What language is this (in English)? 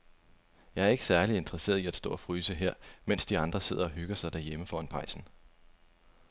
Danish